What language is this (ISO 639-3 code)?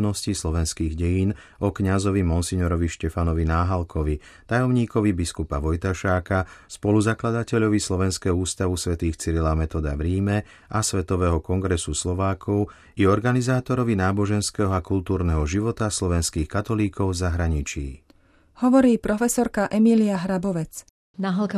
slk